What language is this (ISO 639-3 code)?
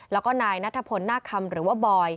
tha